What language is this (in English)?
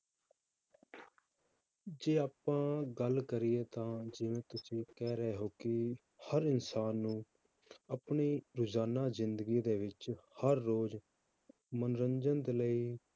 Punjabi